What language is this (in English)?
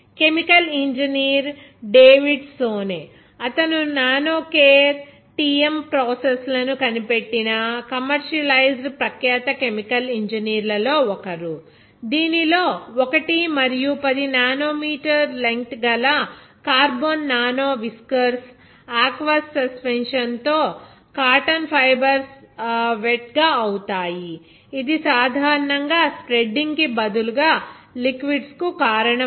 Telugu